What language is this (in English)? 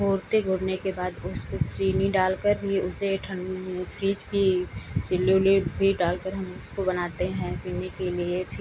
Hindi